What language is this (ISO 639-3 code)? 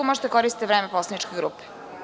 srp